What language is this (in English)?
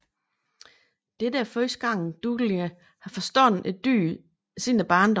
Danish